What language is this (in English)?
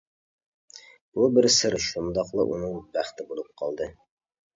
Uyghur